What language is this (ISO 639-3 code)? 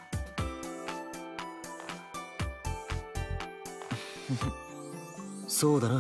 jpn